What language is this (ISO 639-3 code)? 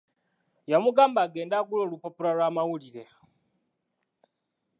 lug